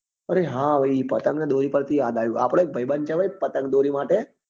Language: Gujarati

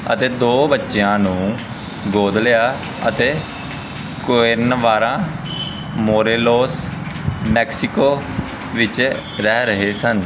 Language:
Punjabi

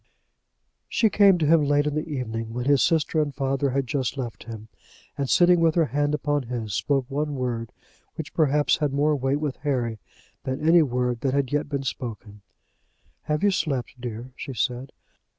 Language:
English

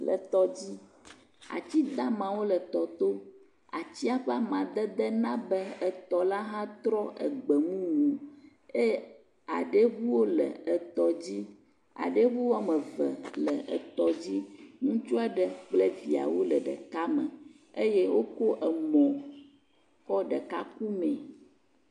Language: Ewe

